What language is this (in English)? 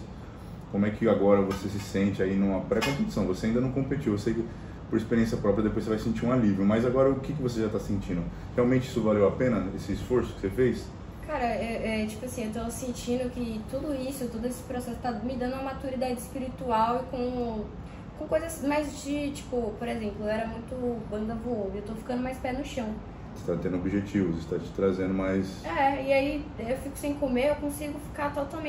Portuguese